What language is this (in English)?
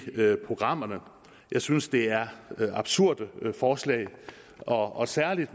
Danish